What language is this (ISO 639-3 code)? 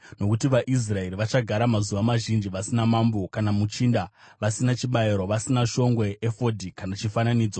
sna